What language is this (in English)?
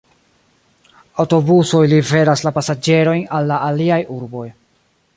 Esperanto